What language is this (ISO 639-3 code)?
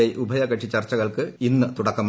mal